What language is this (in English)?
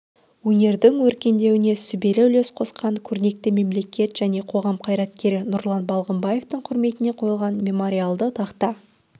Kazakh